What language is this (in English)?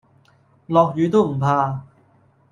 Cantonese